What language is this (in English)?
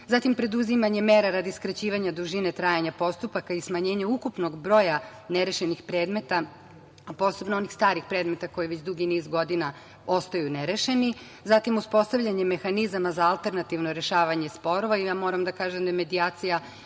Serbian